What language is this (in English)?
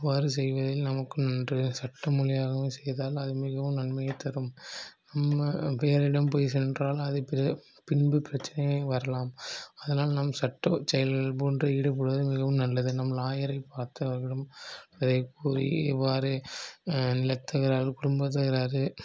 Tamil